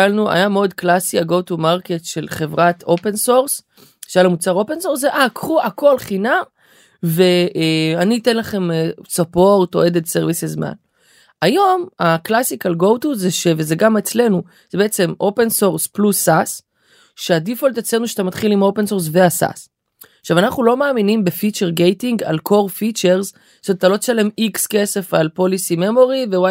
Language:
Hebrew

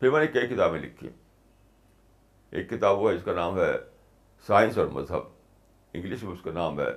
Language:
Urdu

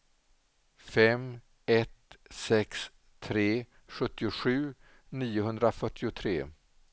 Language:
Swedish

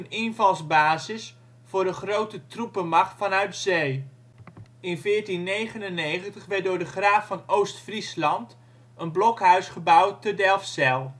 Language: Dutch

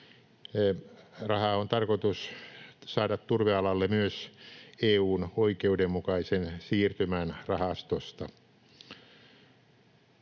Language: Finnish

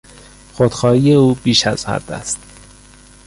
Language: Persian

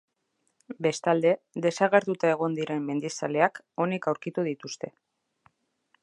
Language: Basque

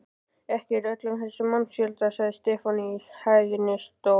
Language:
Icelandic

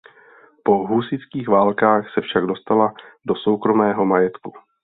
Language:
Czech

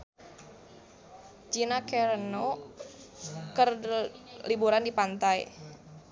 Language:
Sundanese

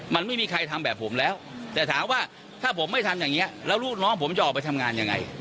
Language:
Thai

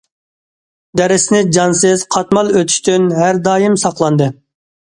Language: Uyghur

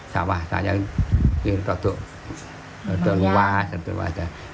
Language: Indonesian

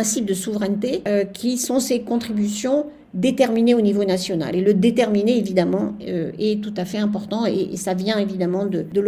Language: French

